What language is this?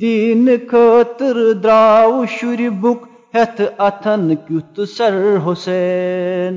Urdu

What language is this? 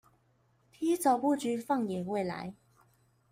Chinese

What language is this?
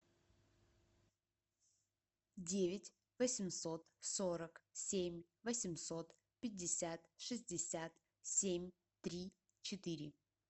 Russian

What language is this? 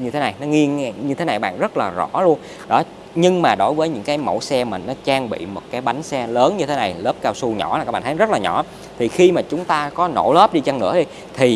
Vietnamese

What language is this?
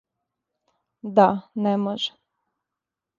Serbian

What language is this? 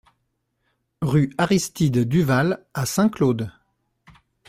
French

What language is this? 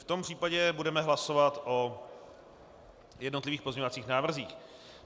Czech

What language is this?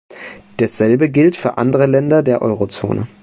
German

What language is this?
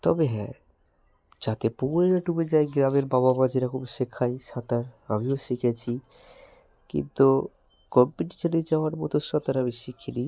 Bangla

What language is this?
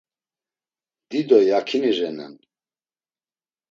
Laz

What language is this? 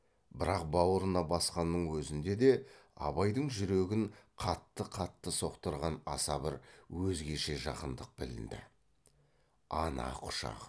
Kazakh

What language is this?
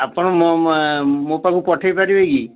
Odia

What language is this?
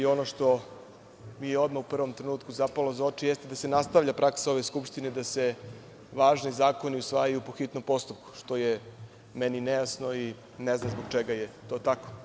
Serbian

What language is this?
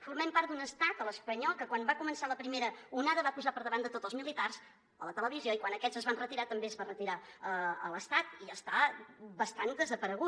Catalan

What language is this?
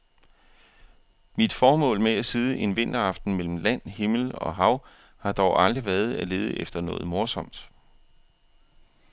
Danish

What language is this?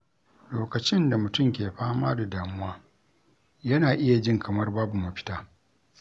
Hausa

